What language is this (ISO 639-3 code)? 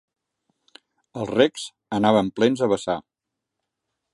cat